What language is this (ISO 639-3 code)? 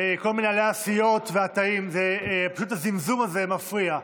heb